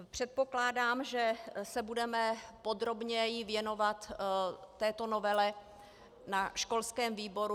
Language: Czech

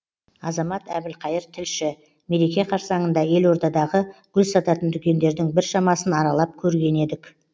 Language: Kazakh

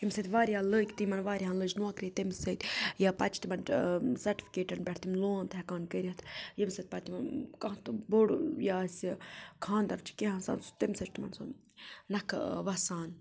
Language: Kashmiri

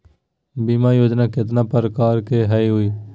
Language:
Magahi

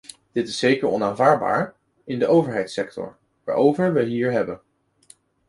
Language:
Dutch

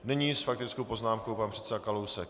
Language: Czech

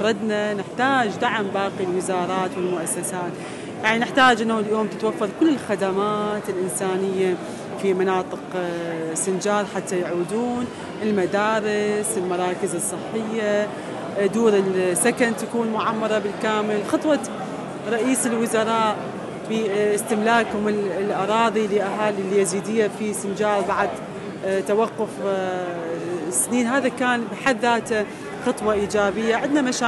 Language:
Arabic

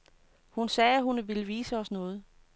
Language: Danish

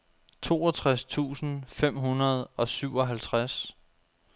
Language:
Danish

